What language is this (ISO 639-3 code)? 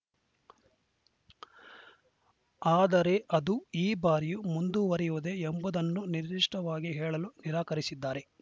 kan